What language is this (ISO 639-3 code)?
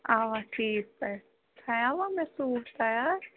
kas